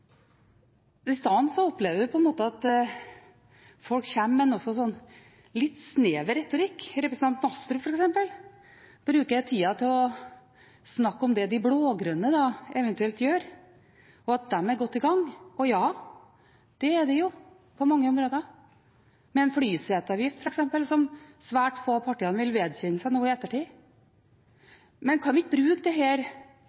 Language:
Norwegian Bokmål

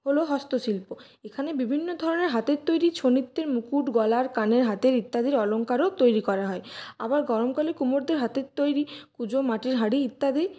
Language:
Bangla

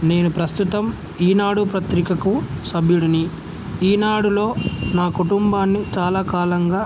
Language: Telugu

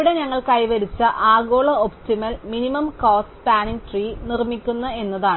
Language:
Malayalam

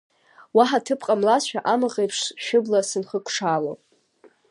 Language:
Abkhazian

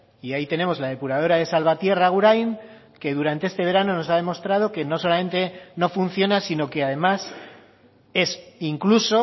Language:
Spanish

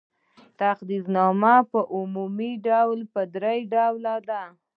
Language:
Pashto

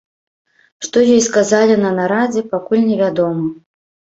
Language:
Belarusian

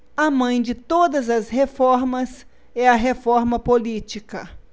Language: Portuguese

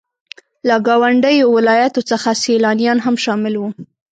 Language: Pashto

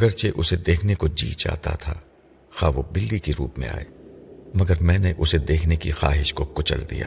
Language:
Urdu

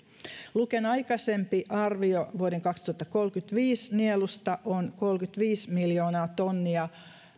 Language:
Finnish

